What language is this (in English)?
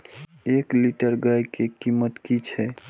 Maithili